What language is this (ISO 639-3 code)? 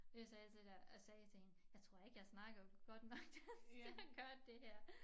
dan